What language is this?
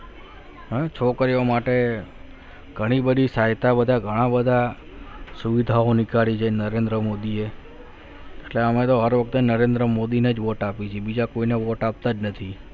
Gujarati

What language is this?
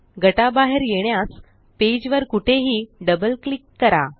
Marathi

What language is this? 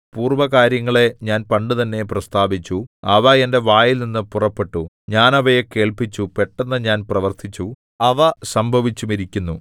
Malayalam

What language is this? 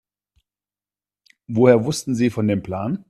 German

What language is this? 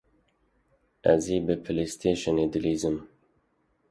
Kurdish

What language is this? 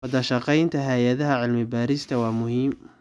Somali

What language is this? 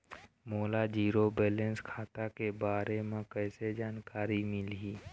Chhattisgarhi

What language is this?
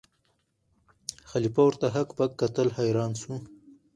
Pashto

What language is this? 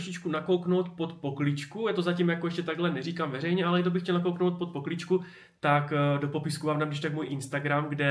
Czech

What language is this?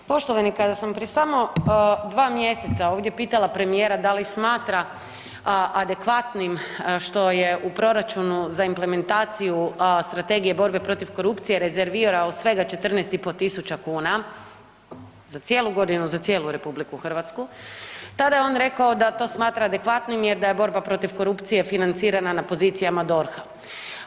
Croatian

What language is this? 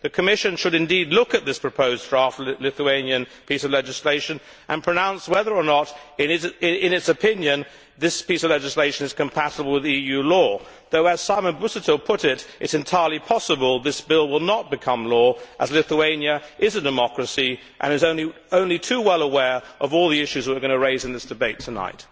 English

